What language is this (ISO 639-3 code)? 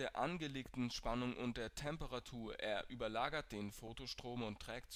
deu